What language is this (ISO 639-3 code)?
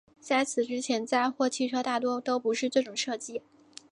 zho